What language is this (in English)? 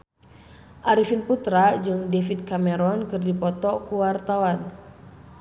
Sundanese